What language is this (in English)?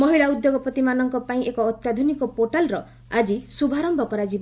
Odia